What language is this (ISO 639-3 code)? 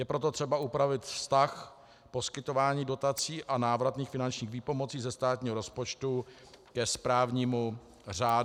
ces